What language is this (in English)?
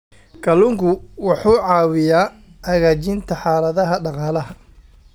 Somali